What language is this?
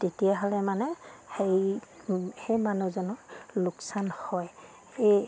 Assamese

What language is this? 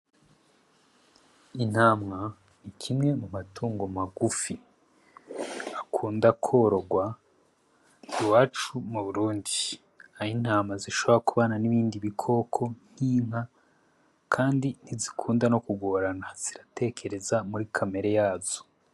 Rundi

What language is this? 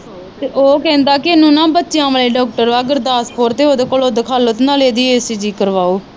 Punjabi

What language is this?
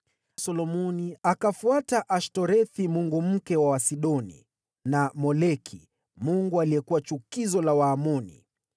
Swahili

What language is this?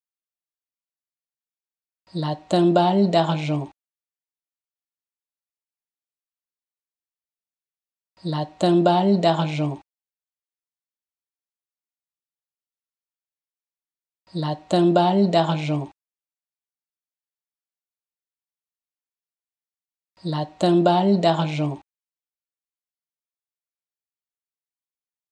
French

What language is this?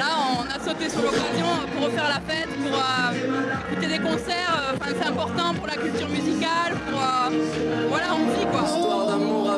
French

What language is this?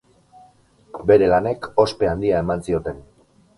Basque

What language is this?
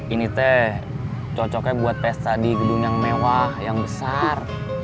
Indonesian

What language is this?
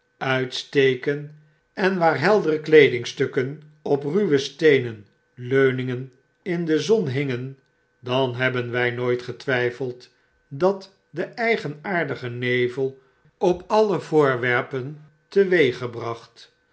Dutch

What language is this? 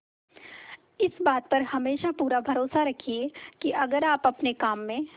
Hindi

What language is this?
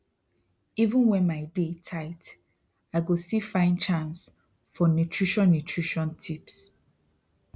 Nigerian Pidgin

